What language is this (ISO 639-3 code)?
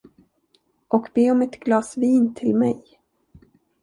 swe